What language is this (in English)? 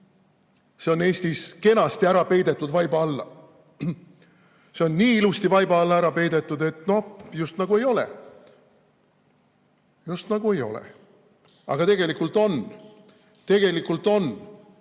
Estonian